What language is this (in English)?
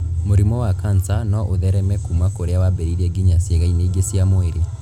Kikuyu